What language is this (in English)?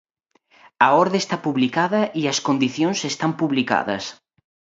Galician